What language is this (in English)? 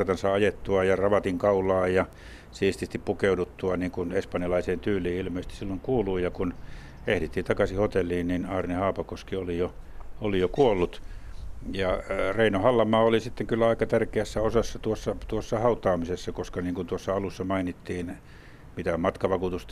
Finnish